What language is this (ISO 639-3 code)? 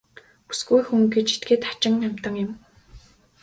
mon